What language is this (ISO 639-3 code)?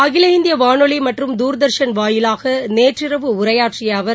tam